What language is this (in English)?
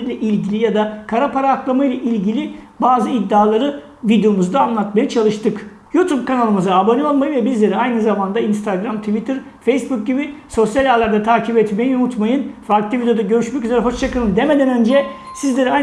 Turkish